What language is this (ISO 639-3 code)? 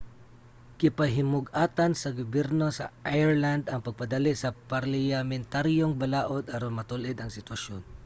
ceb